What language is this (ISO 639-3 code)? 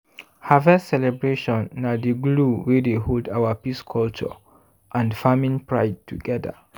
pcm